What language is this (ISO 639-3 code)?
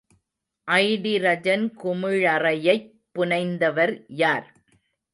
tam